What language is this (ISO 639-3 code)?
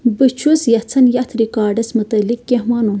kas